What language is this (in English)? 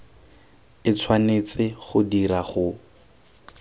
Tswana